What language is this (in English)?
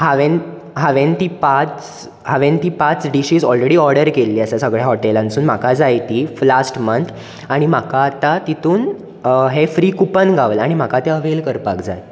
Konkani